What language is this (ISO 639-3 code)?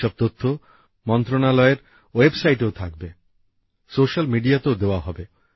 ben